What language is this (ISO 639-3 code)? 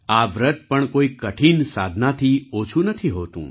guj